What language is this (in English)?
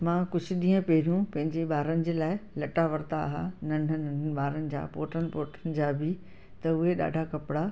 Sindhi